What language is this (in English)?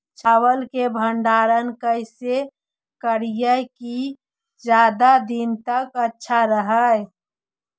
Magahi